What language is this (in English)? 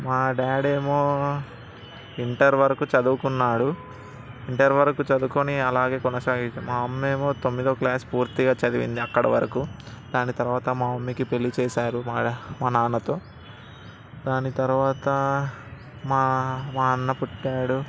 Telugu